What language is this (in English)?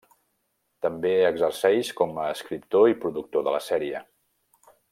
Catalan